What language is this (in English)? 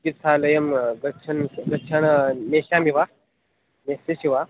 Sanskrit